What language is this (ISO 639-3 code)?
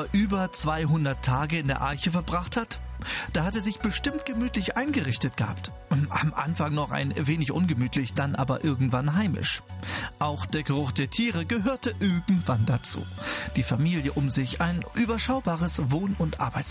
deu